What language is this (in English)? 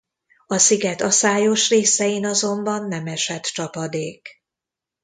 Hungarian